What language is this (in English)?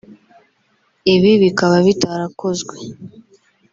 Kinyarwanda